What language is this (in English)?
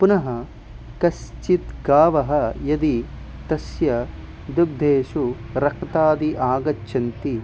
Sanskrit